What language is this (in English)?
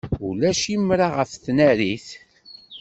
Kabyle